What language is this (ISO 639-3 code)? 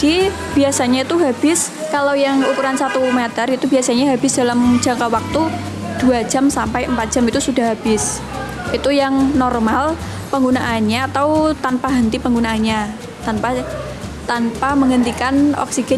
ind